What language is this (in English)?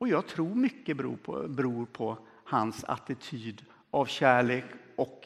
Swedish